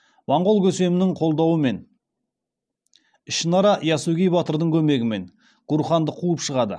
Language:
Kazakh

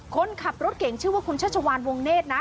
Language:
Thai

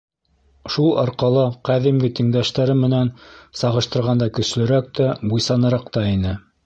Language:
Bashkir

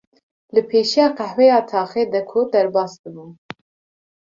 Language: Kurdish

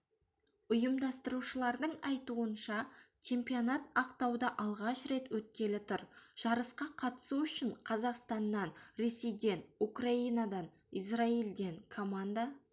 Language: Kazakh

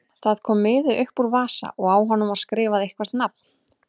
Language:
Icelandic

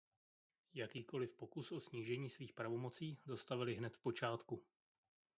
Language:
Czech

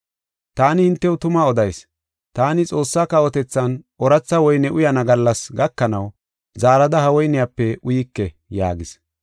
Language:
Gofa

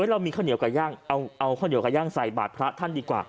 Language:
Thai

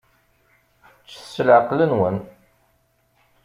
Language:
Kabyle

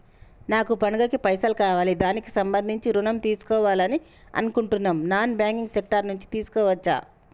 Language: Telugu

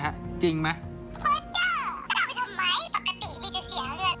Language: Thai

